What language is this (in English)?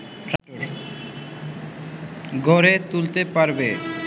Bangla